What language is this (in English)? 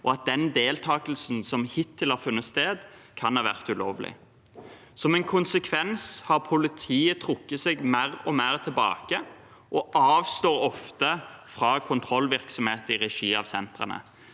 Norwegian